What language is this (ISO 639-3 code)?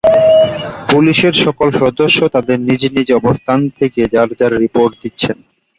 ben